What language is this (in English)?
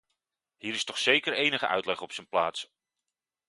Dutch